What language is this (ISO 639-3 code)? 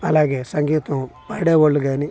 tel